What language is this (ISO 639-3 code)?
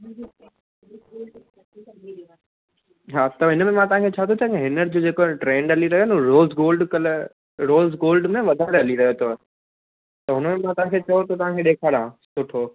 snd